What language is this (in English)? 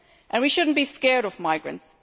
English